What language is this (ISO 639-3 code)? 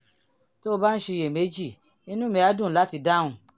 yor